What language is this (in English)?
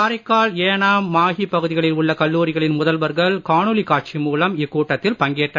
Tamil